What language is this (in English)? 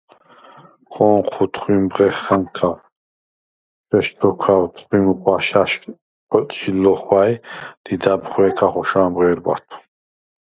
Svan